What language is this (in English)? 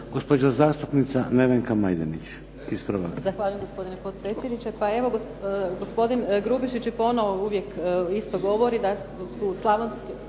Croatian